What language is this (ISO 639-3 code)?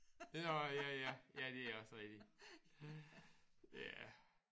dan